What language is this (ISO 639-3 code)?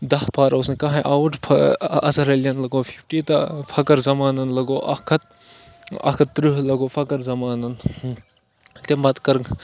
kas